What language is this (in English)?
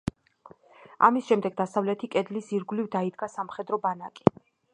Georgian